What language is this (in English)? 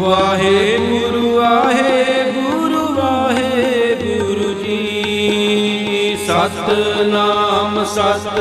Punjabi